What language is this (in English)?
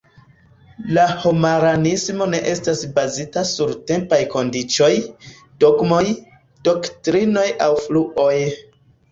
Esperanto